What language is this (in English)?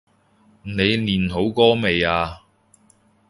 Cantonese